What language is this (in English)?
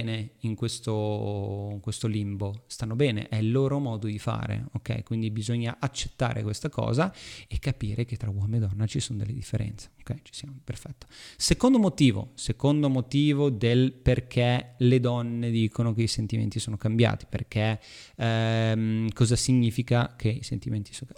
Italian